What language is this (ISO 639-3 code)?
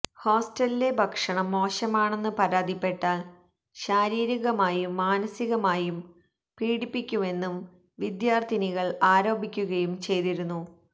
mal